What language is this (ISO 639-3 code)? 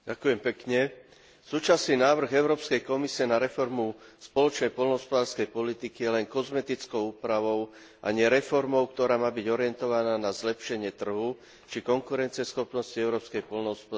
slk